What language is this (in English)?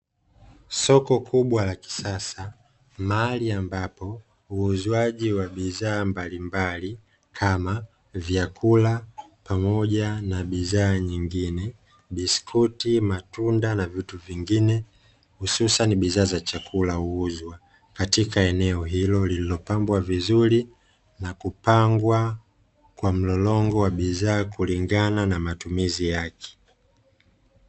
Swahili